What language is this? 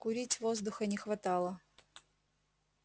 Russian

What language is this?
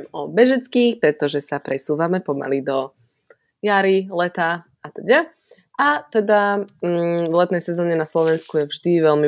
Slovak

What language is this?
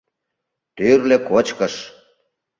Mari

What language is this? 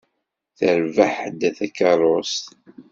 Kabyle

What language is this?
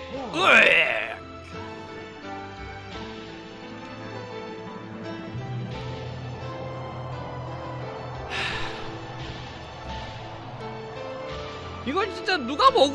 Korean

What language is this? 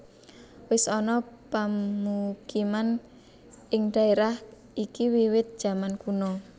Javanese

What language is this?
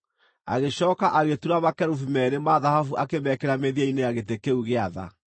Kikuyu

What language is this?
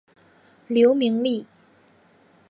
Chinese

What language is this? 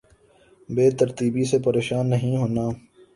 Urdu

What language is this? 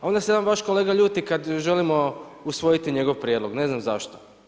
Croatian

